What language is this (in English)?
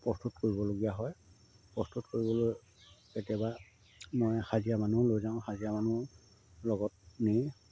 Assamese